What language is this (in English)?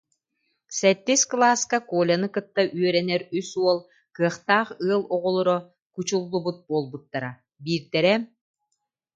Yakut